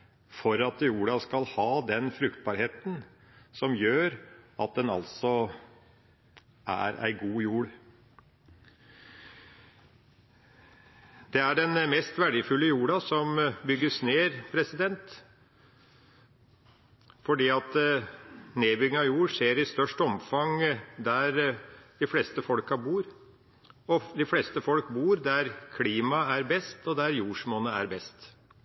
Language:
Norwegian Bokmål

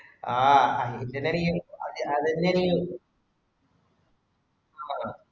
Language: Malayalam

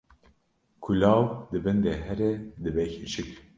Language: Kurdish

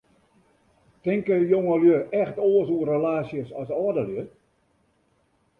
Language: Western Frisian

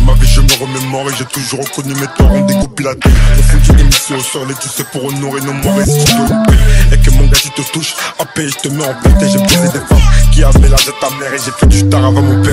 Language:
French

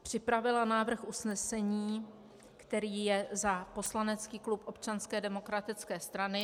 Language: Czech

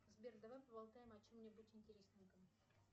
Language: Russian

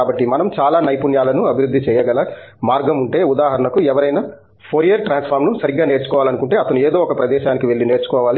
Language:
Telugu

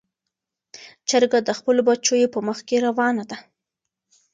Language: Pashto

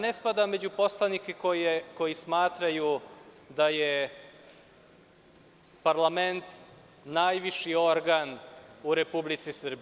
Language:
Serbian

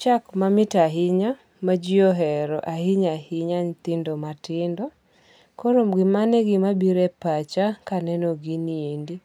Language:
Luo (Kenya and Tanzania)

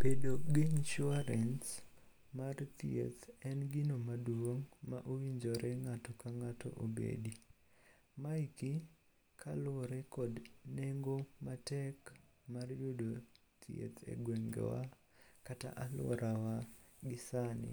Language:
Luo (Kenya and Tanzania)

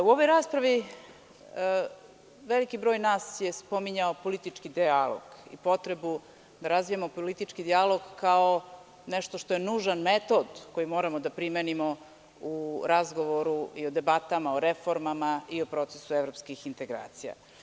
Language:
Serbian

